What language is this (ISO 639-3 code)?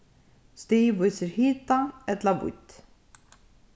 fao